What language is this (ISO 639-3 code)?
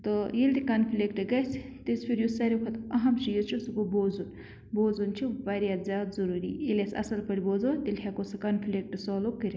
kas